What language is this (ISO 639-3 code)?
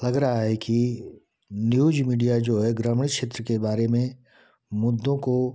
hin